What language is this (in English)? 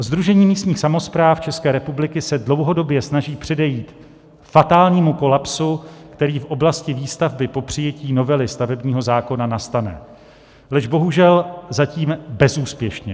Czech